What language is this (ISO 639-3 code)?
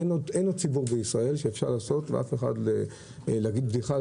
heb